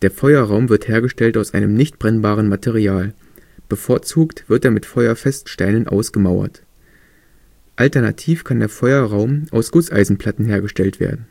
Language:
German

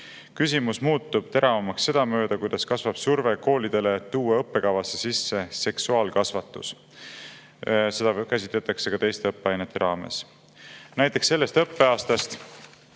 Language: Estonian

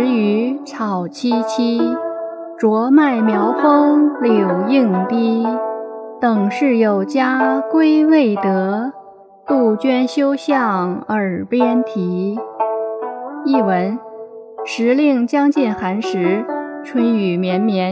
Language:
Chinese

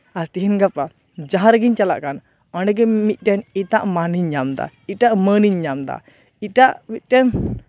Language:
Santali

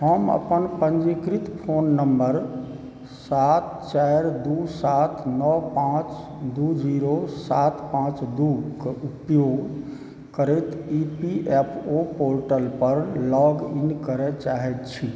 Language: Maithili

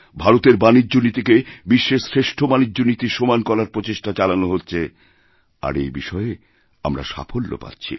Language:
Bangla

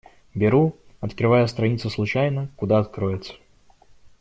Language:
Russian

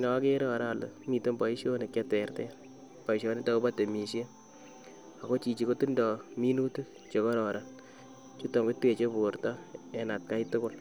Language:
Kalenjin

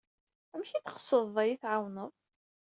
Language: Kabyle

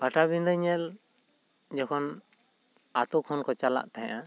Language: Santali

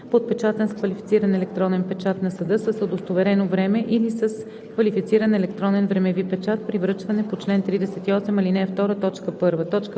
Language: Bulgarian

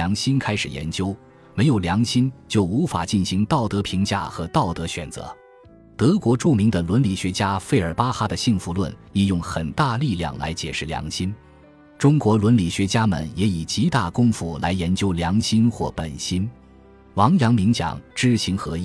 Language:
Chinese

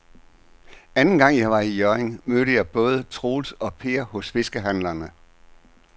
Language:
Danish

